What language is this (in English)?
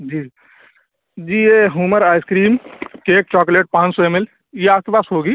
Urdu